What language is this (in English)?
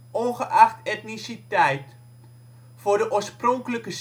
Dutch